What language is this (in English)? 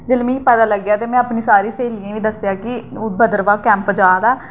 Dogri